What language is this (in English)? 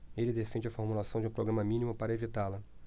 Portuguese